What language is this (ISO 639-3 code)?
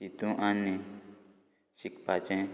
kok